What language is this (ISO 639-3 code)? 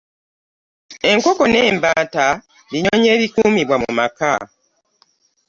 lug